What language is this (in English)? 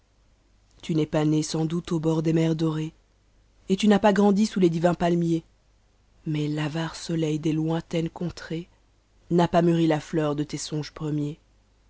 French